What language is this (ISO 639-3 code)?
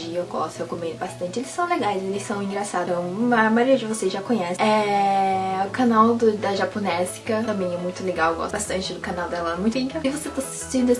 por